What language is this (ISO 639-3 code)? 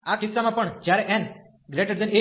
guj